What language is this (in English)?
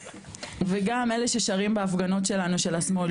Hebrew